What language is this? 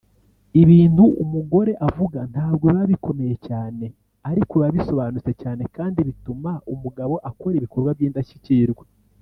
Kinyarwanda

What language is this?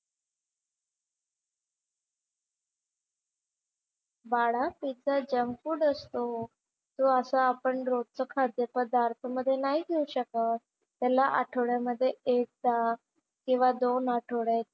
Marathi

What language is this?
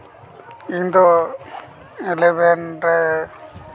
Santali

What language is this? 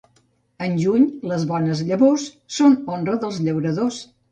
Catalan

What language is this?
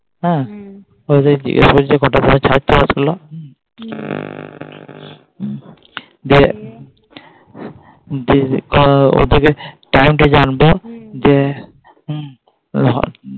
Bangla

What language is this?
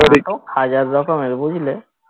Bangla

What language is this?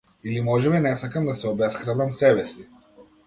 Macedonian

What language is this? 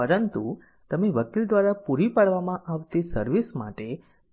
Gujarati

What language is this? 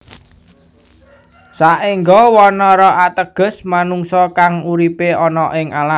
Javanese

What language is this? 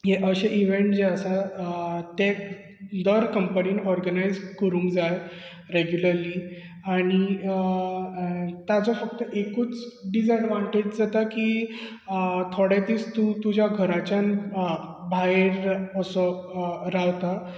Konkani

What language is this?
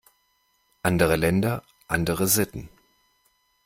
German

